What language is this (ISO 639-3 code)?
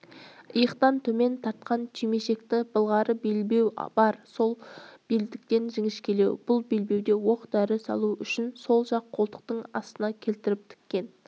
kaz